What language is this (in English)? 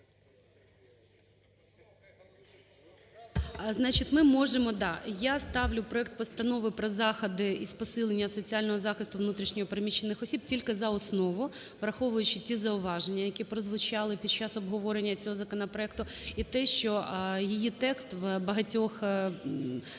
Ukrainian